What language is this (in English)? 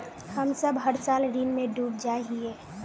Magahi